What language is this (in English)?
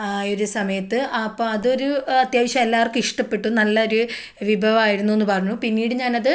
Malayalam